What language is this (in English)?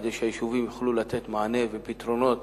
Hebrew